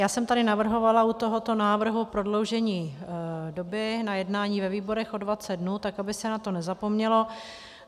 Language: Czech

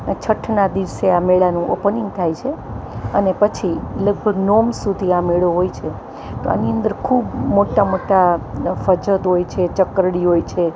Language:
Gujarati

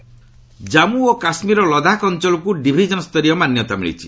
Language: Odia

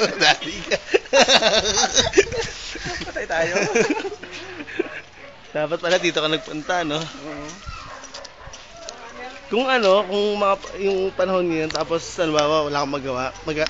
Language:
Filipino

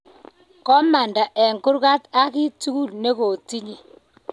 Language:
Kalenjin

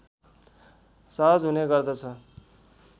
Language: Nepali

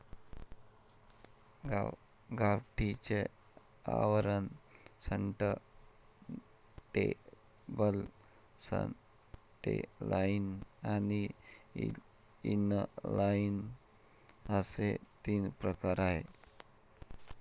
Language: Marathi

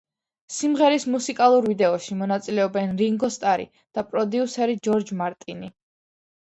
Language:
Georgian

